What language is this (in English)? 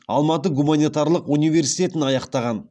Kazakh